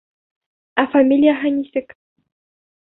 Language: Bashkir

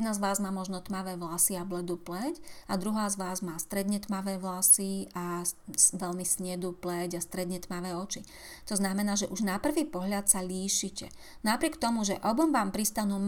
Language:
Slovak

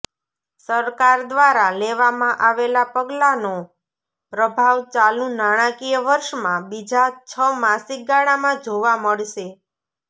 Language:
Gujarati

